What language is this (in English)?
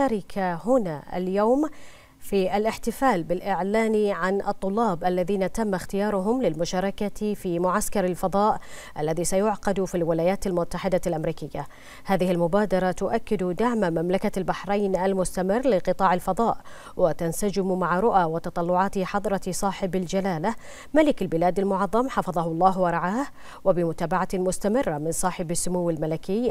Arabic